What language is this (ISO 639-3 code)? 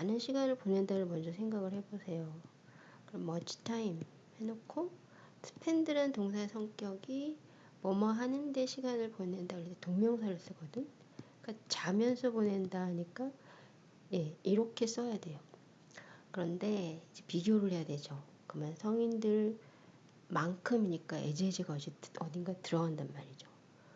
kor